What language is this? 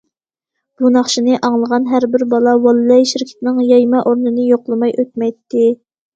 Uyghur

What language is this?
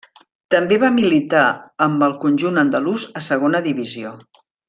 Catalan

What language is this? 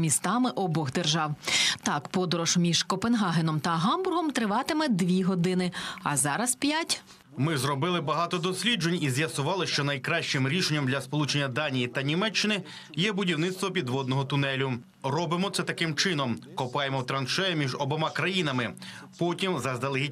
Ukrainian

